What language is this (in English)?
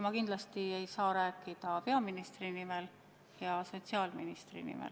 Estonian